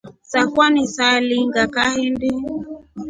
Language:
Rombo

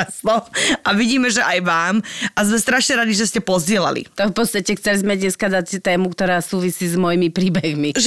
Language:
Slovak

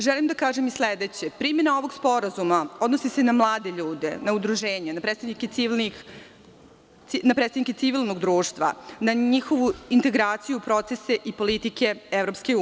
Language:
Serbian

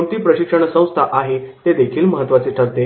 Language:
Marathi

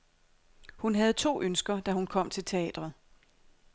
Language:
Danish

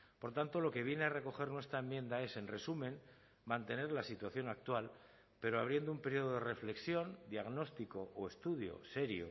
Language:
Spanish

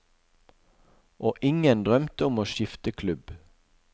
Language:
Norwegian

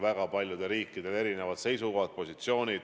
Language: Estonian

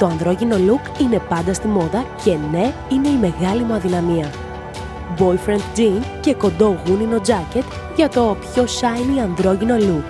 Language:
Greek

